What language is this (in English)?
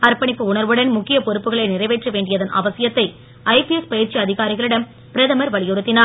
Tamil